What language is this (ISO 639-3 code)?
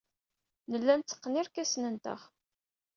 kab